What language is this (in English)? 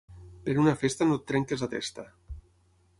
Catalan